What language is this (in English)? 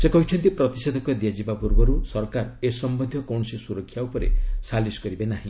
Odia